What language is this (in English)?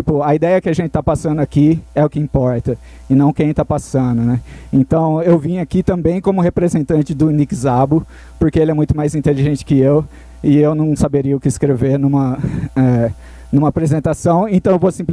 Portuguese